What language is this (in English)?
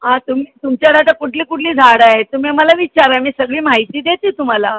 Marathi